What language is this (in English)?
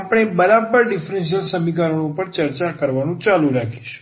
Gujarati